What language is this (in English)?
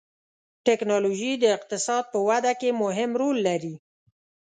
Pashto